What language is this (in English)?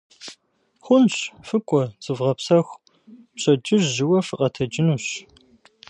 Kabardian